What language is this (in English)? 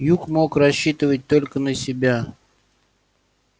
Russian